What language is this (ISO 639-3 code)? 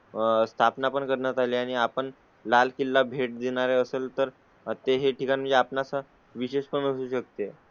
mar